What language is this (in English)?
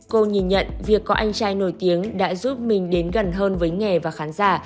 Vietnamese